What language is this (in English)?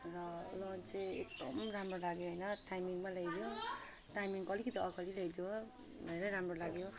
Nepali